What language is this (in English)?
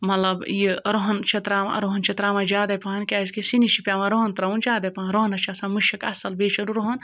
Kashmiri